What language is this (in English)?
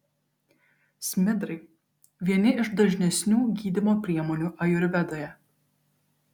Lithuanian